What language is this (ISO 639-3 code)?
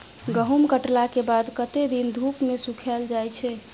mai